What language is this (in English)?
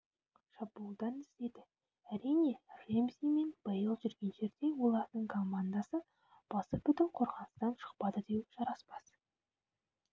Kazakh